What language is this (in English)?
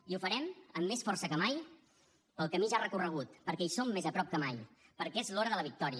Catalan